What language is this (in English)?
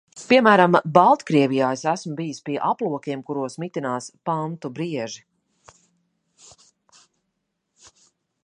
Latvian